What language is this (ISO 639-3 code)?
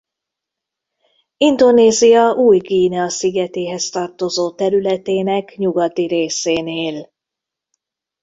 hun